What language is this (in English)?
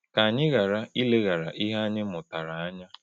Igbo